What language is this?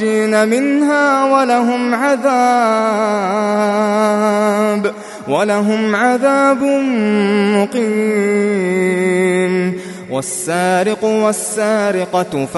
Arabic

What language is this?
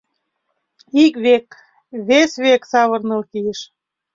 Mari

